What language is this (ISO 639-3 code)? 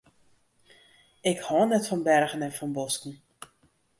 fry